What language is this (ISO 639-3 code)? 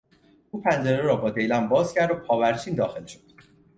fas